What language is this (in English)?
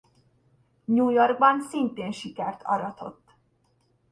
Hungarian